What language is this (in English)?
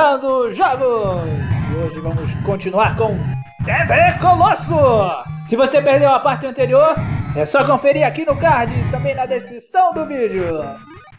Portuguese